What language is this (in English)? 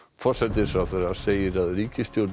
Icelandic